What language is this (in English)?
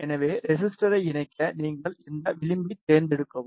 Tamil